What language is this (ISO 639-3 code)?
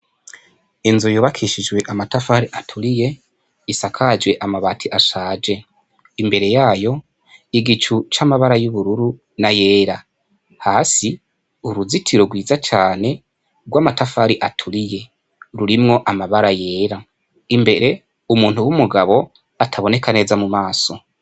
run